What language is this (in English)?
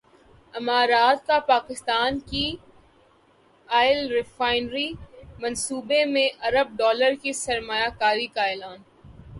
Urdu